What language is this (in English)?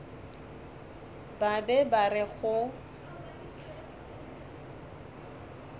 Northern Sotho